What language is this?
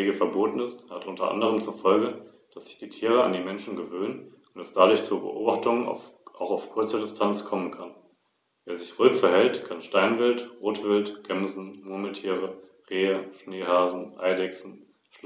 German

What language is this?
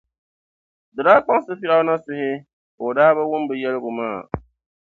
Dagbani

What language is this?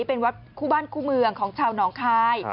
Thai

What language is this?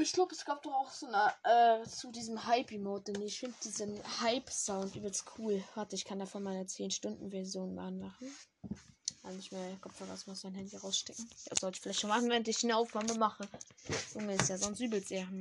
German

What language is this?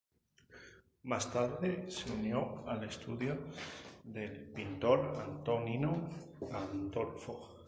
Spanish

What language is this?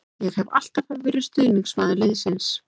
Icelandic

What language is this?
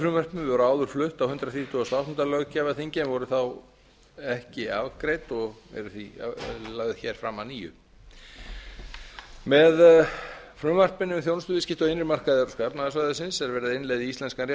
Icelandic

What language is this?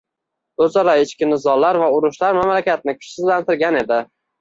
Uzbek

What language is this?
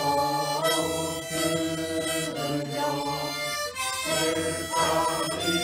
Bulgarian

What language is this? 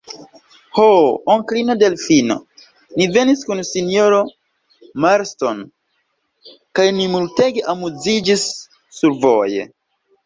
Esperanto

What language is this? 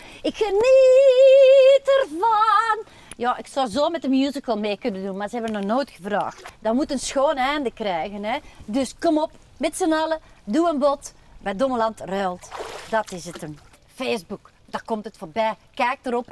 Dutch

